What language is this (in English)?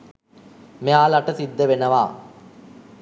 Sinhala